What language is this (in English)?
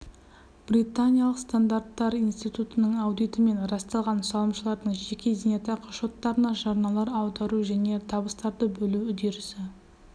Kazakh